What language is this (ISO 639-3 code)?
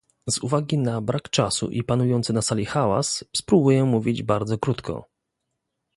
pol